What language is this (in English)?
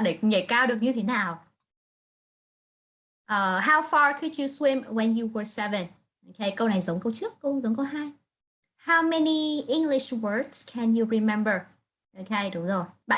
Vietnamese